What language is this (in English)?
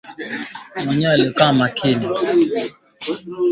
Swahili